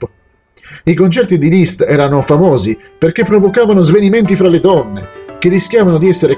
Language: Italian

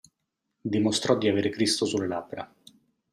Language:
Italian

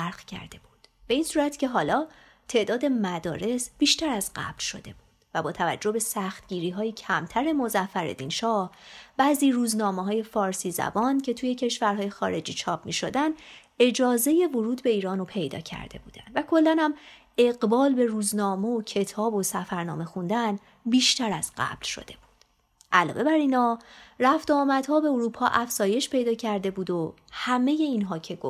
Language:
Persian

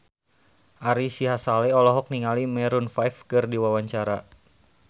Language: Sundanese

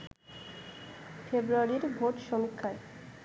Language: Bangla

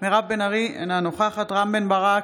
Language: Hebrew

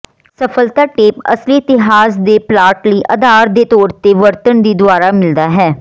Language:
Punjabi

